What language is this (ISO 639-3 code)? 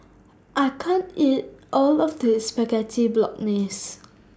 eng